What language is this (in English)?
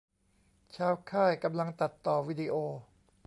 Thai